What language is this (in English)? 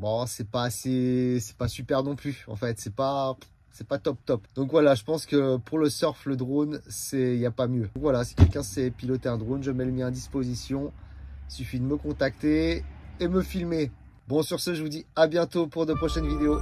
French